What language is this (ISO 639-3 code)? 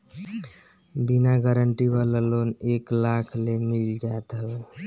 bho